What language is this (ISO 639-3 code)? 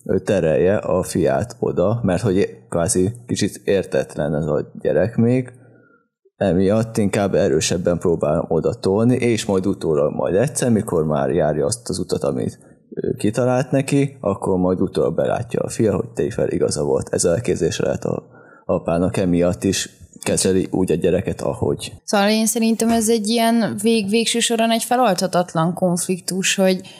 hun